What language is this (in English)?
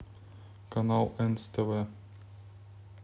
Russian